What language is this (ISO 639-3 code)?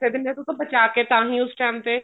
pan